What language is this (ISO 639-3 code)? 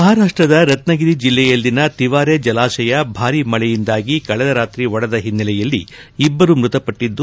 kan